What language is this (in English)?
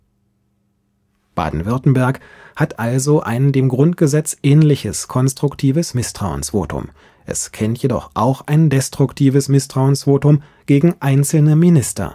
German